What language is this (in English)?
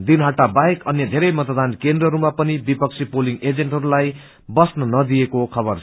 Nepali